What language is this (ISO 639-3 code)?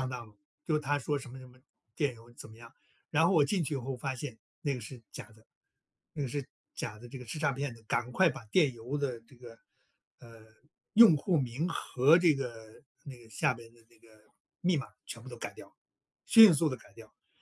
zho